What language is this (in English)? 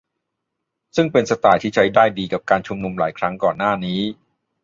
Thai